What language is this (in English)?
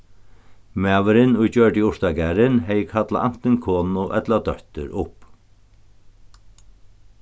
Faroese